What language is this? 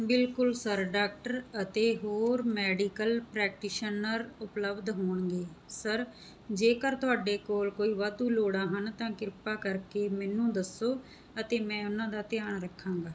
Punjabi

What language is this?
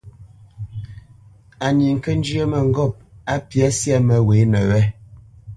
Bamenyam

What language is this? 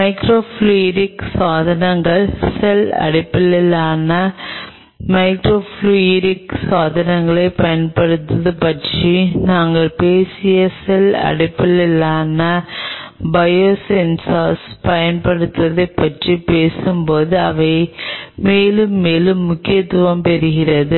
Tamil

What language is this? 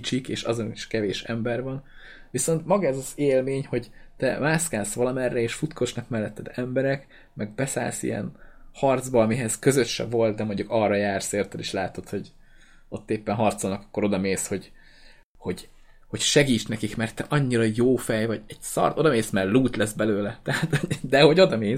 Hungarian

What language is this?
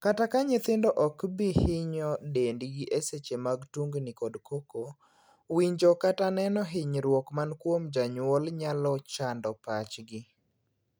Luo (Kenya and Tanzania)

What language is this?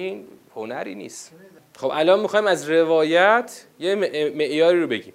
Persian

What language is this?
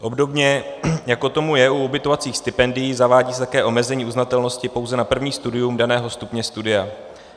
Czech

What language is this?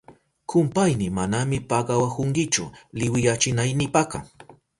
Southern Pastaza Quechua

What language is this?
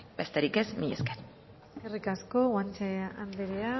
Basque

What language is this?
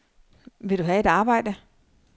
Danish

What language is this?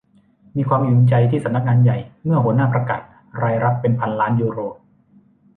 Thai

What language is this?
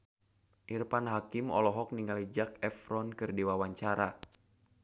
Sundanese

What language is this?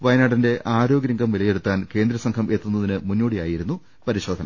Malayalam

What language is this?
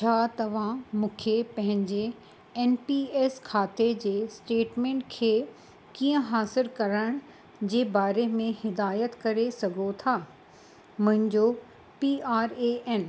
Sindhi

